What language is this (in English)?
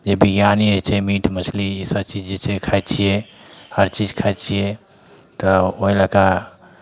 Maithili